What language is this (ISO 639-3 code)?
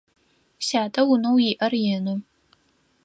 ady